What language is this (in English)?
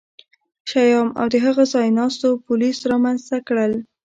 Pashto